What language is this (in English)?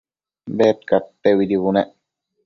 Matsés